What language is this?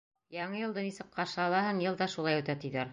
Bashkir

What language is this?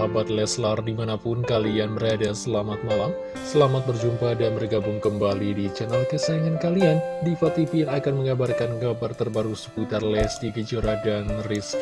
Indonesian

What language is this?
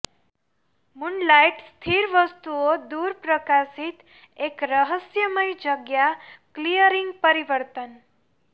Gujarati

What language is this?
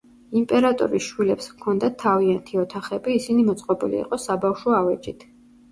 Georgian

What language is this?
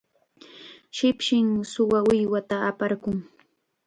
Chiquián Ancash Quechua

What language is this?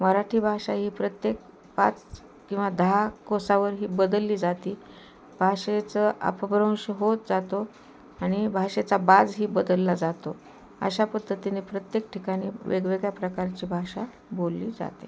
Marathi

